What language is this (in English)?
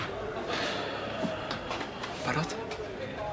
Welsh